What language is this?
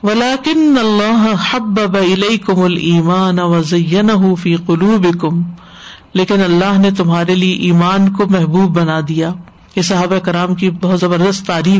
Urdu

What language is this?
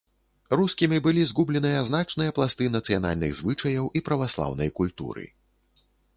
Belarusian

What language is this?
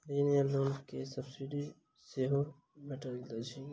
Maithili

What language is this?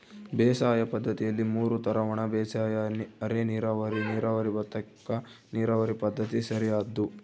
Kannada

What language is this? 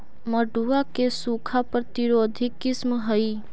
Magahi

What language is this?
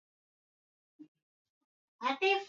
Swahili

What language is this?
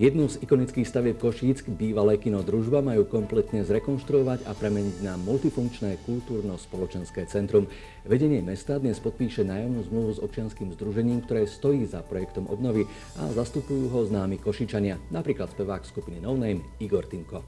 Slovak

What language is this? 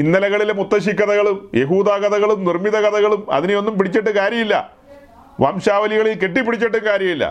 Malayalam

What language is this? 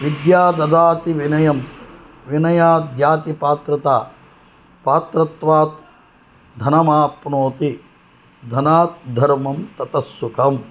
Sanskrit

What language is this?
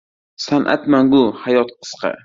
Uzbek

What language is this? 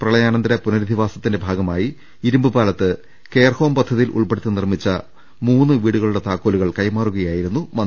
Malayalam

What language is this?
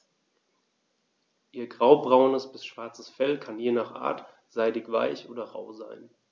German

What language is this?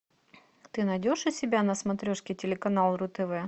Russian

